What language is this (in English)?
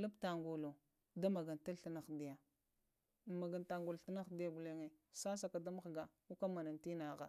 Lamang